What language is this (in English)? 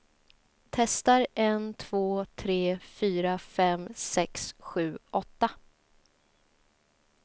Swedish